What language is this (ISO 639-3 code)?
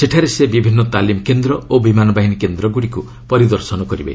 ori